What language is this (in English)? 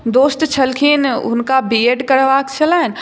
Maithili